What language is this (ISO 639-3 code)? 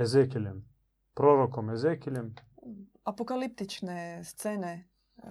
hrv